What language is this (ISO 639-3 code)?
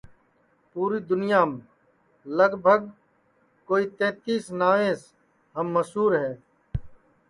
ssi